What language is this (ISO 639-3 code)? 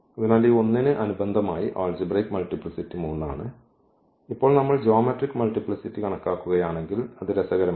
mal